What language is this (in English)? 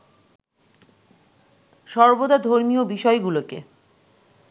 Bangla